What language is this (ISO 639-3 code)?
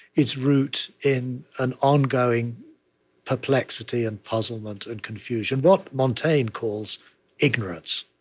eng